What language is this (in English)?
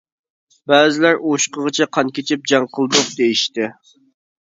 Uyghur